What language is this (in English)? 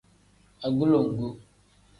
Tem